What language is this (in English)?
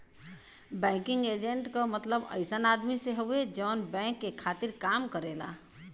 Bhojpuri